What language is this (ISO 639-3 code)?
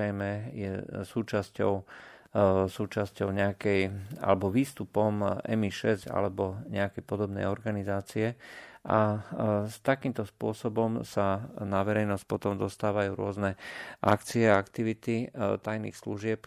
slk